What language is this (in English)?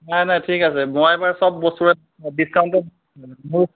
Assamese